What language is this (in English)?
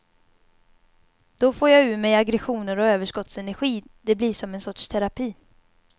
Swedish